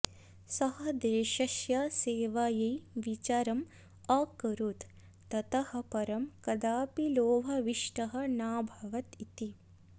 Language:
Sanskrit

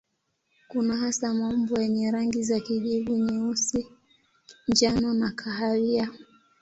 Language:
Swahili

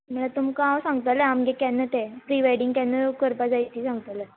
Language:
Konkani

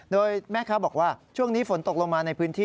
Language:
Thai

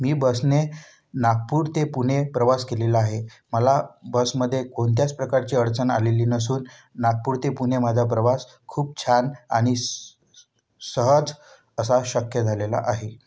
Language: Marathi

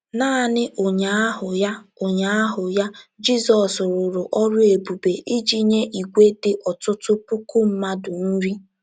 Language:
Igbo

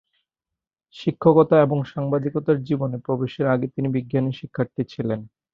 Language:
Bangla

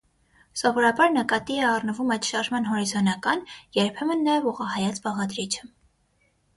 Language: Armenian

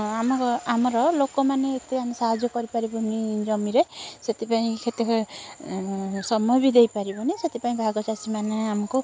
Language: Odia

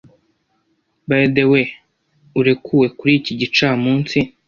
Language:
Kinyarwanda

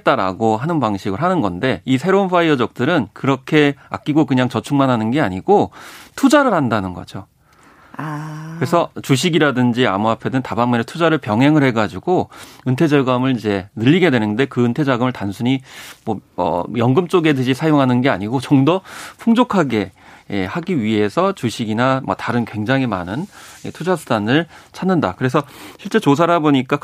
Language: Korean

